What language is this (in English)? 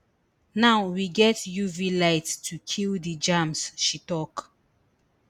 Nigerian Pidgin